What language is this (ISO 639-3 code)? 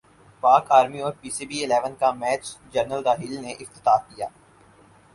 urd